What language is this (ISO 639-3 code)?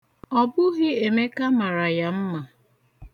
ibo